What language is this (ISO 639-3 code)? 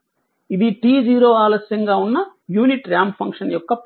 tel